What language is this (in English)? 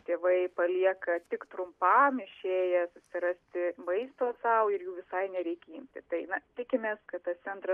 Lithuanian